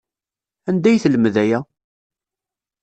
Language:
Kabyle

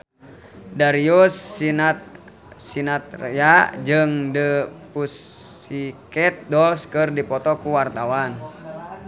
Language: Sundanese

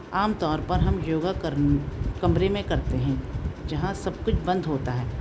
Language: Urdu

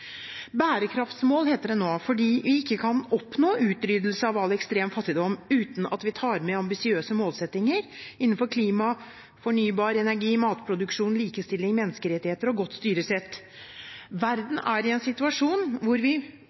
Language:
Norwegian Bokmål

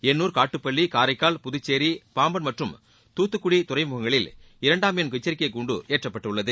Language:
Tamil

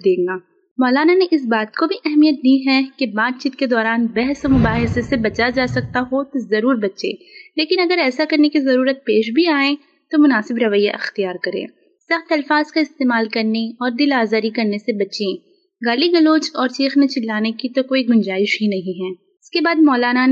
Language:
Urdu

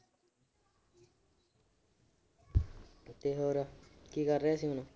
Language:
Punjabi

